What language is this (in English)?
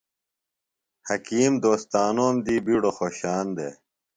Phalura